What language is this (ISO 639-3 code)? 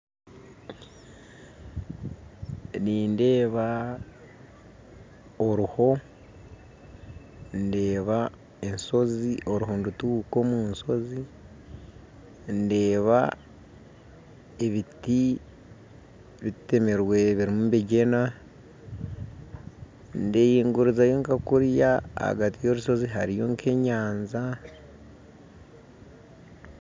nyn